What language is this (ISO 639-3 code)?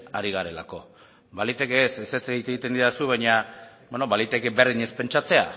eus